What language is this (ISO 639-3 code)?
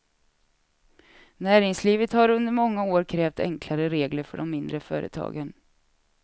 swe